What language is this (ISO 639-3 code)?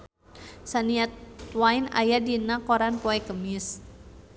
sun